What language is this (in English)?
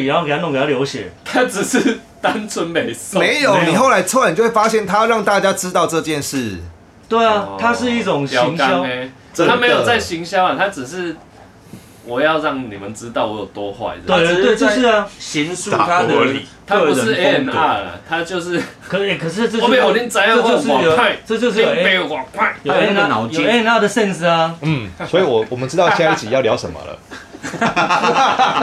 Chinese